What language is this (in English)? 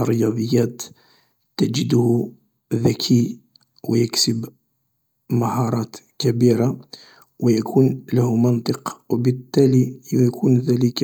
Algerian Arabic